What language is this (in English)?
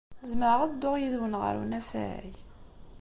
Kabyle